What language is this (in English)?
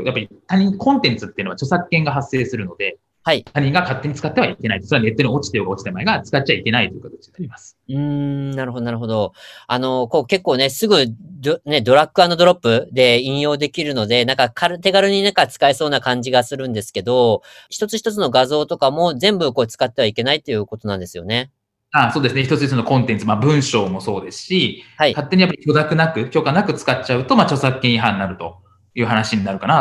Japanese